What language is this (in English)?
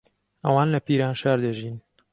Central Kurdish